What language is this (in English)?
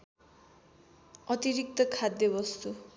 Nepali